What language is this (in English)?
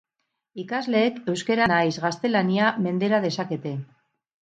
Basque